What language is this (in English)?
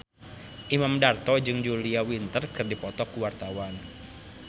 Sundanese